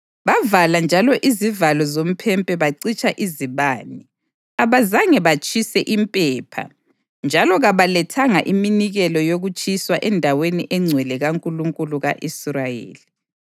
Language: North Ndebele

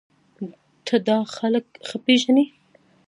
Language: Pashto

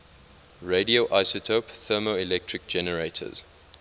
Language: English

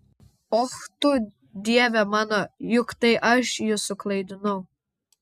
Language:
Lithuanian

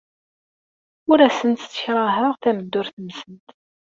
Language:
Kabyle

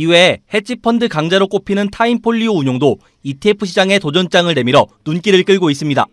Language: Korean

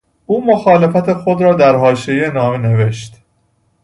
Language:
Persian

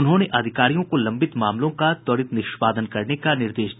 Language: Hindi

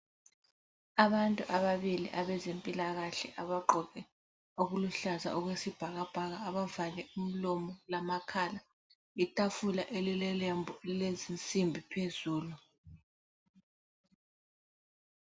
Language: North Ndebele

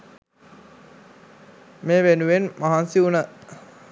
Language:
Sinhala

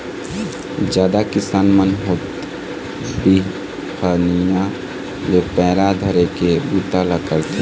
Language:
Chhattisgarhi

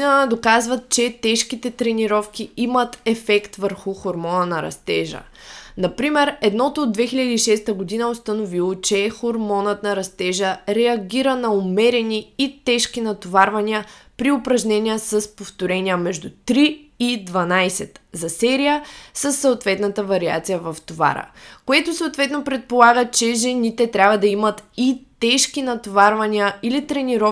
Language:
Bulgarian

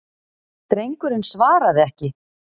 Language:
Icelandic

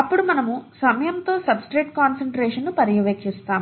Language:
Telugu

